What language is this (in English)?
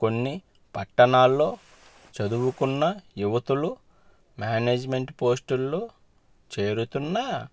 Telugu